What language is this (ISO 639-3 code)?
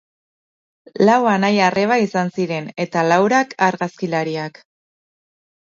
eus